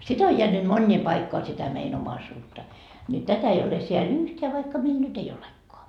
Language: Finnish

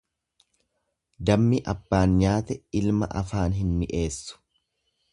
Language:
Oromo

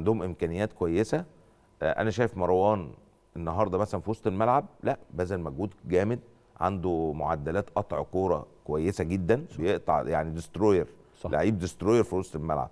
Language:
Arabic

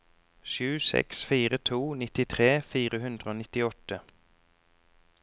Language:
Norwegian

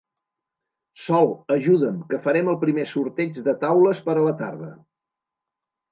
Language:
Catalan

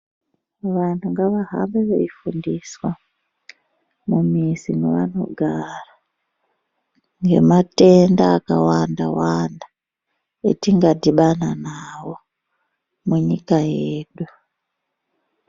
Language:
Ndau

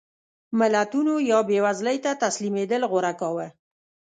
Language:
Pashto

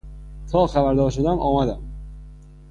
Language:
Persian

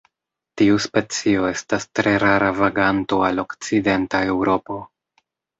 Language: Esperanto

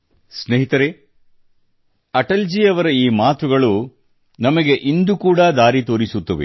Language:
Kannada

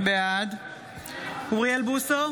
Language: Hebrew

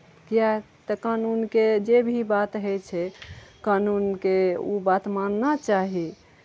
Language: Maithili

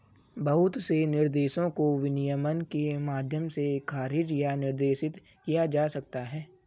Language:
Hindi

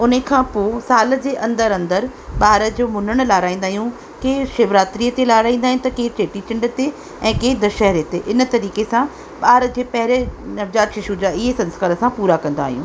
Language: Sindhi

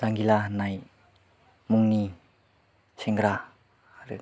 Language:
Bodo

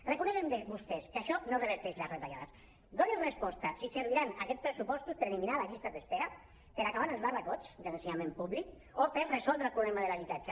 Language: Catalan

